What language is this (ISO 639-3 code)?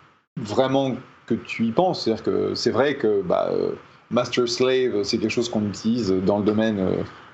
fra